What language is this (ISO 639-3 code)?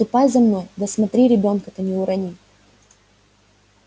rus